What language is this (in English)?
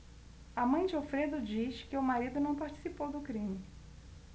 Portuguese